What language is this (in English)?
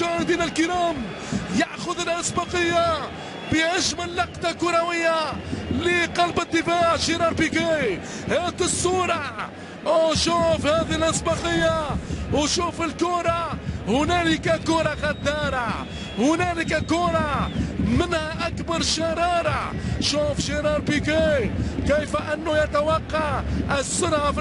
Arabic